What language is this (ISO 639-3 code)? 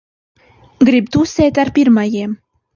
lav